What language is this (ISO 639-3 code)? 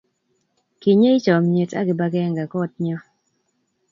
kln